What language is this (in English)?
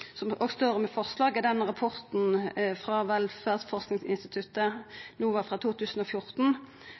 Norwegian Nynorsk